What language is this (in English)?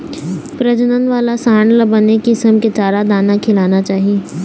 Chhattisgarhi